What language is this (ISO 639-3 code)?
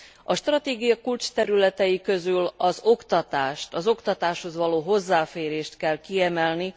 hun